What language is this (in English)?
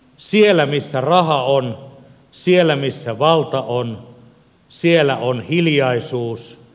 Finnish